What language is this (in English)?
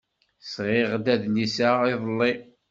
Kabyle